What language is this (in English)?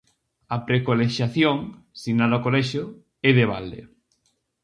Galician